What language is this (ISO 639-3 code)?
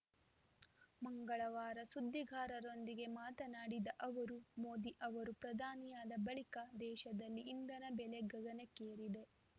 kan